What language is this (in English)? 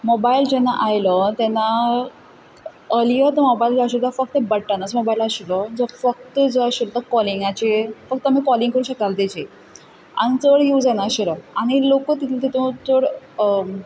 Konkani